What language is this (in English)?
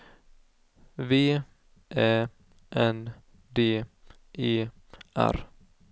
Swedish